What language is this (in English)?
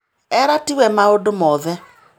Kikuyu